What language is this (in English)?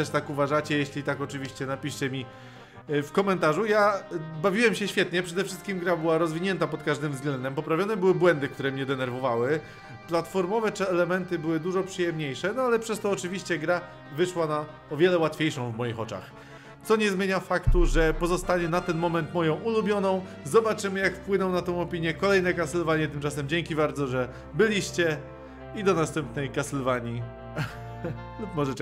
Polish